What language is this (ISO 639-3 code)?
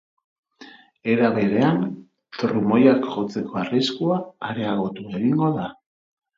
eus